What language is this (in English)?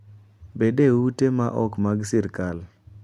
Luo (Kenya and Tanzania)